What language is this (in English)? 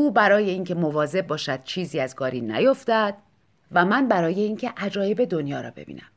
Persian